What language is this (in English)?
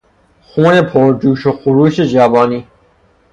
Persian